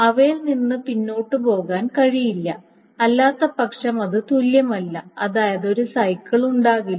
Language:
Malayalam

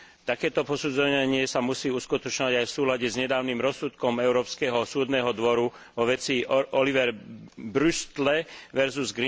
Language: Slovak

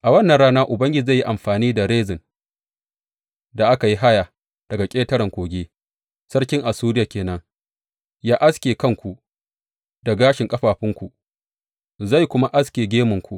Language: Hausa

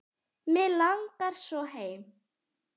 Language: Icelandic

